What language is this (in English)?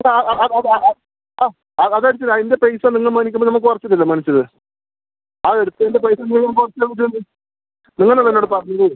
Malayalam